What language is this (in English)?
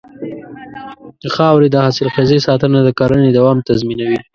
Pashto